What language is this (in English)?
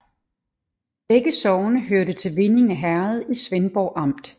Danish